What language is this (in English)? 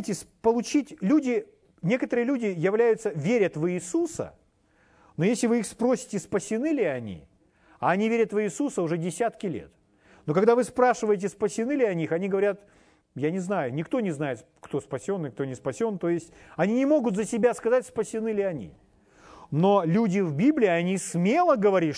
Russian